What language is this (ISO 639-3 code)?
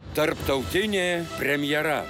lit